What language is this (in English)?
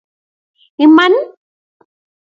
Kalenjin